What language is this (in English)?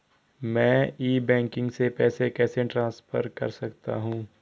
Hindi